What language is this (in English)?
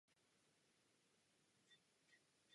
Czech